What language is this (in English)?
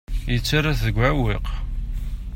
Kabyle